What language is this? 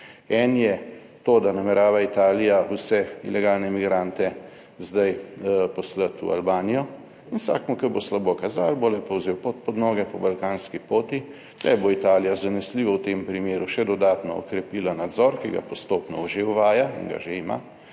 Slovenian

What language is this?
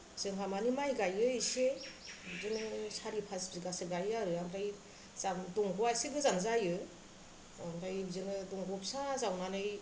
Bodo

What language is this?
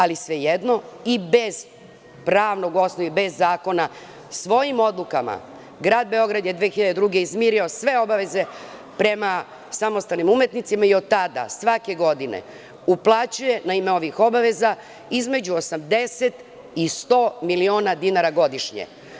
Serbian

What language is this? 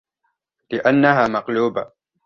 Arabic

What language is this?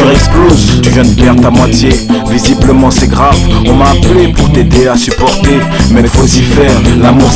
French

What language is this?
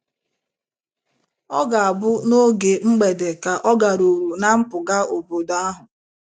Igbo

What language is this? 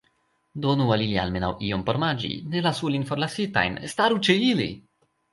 Esperanto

